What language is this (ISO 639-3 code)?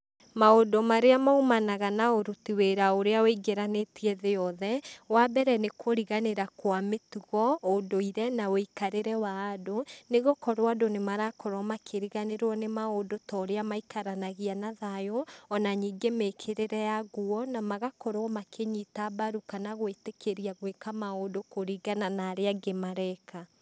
kik